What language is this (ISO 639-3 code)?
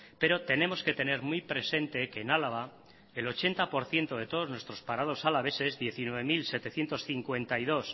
spa